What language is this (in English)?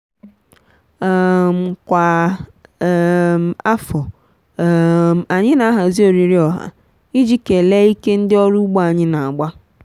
Igbo